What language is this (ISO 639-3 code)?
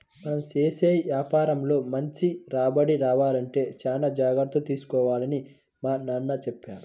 tel